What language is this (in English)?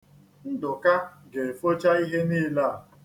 Igbo